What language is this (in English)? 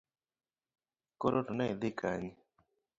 Luo (Kenya and Tanzania)